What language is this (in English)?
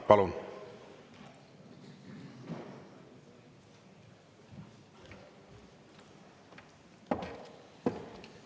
Estonian